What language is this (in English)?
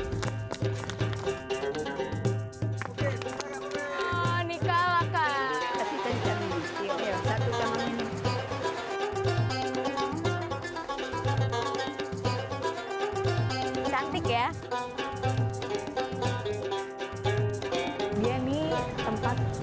Indonesian